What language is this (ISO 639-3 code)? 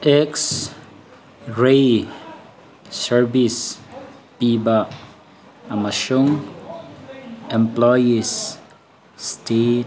mni